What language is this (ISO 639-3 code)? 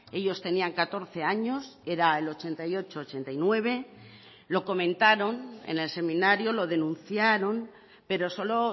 spa